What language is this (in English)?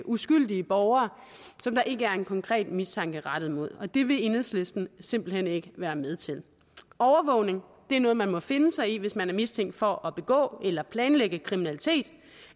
Danish